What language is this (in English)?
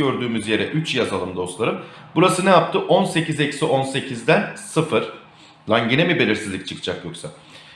Turkish